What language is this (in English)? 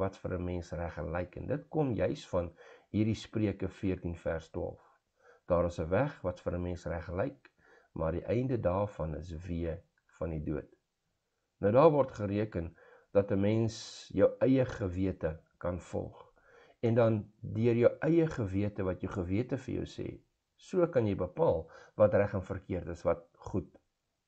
Dutch